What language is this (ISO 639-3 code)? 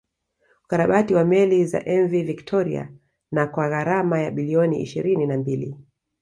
swa